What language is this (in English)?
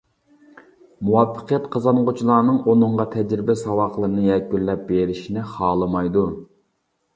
Uyghur